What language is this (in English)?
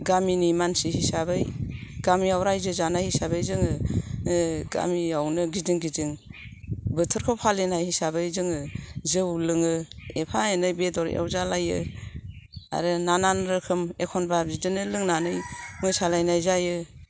Bodo